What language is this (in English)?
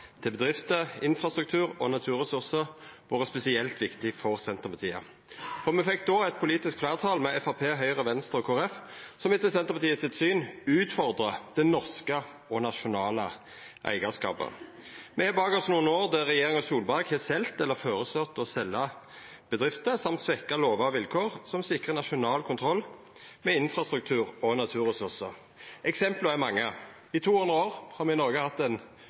Norwegian Nynorsk